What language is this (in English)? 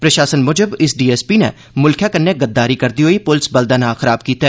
Dogri